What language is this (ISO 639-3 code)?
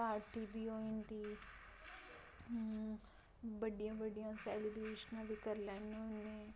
doi